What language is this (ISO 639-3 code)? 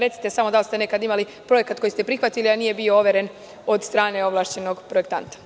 srp